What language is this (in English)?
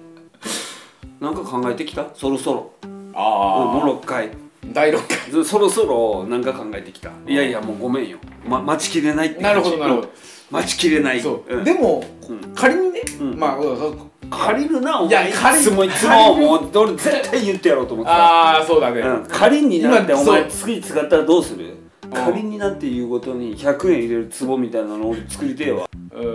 Japanese